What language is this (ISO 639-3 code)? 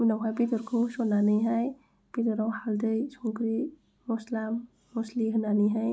brx